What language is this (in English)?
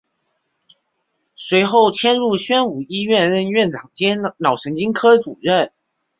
Chinese